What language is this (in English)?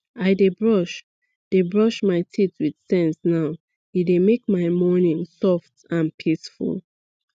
Nigerian Pidgin